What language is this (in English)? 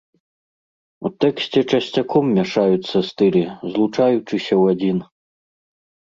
Belarusian